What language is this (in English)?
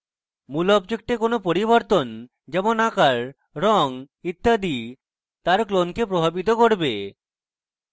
Bangla